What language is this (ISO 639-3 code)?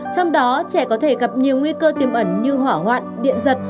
vie